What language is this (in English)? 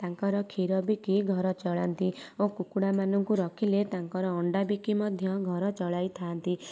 Odia